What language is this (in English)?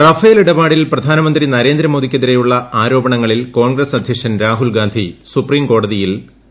Malayalam